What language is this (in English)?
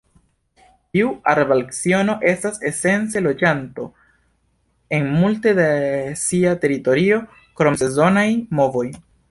Esperanto